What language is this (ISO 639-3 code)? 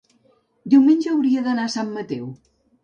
cat